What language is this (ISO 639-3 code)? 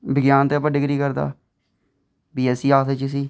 doi